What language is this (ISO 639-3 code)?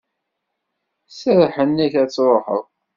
kab